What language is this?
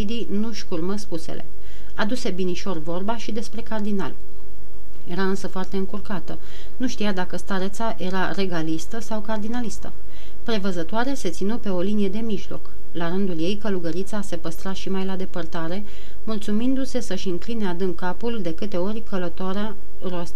Romanian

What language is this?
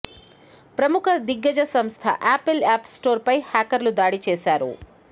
Telugu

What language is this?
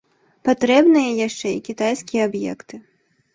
Belarusian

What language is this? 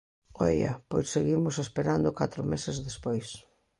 Galician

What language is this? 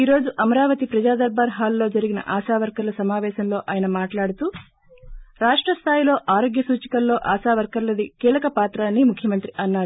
Telugu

